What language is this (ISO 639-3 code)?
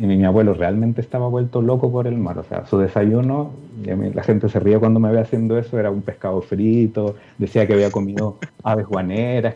spa